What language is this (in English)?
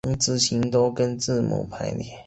Chinese